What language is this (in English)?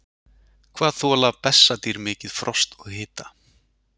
Icelandic